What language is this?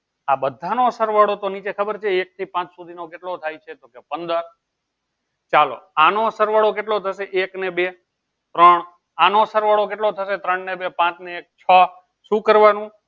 Gujarati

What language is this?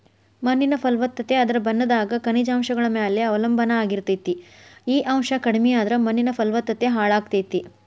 Kannada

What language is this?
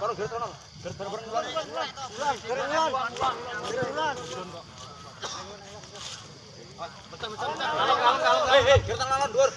Indonesian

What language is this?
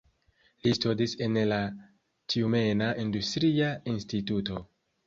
Esperanto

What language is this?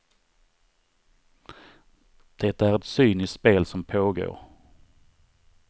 Swedish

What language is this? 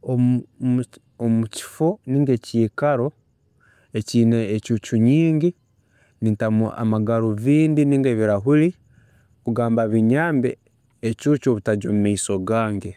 Tooro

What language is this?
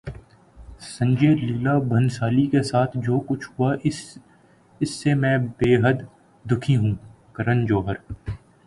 Urdu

